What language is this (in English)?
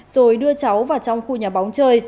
Vietnamese